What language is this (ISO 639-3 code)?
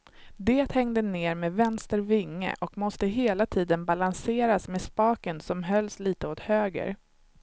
swe